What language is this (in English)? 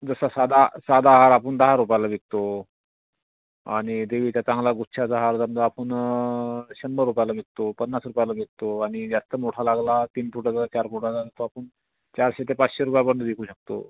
Marathi